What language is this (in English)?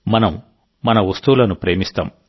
Telugu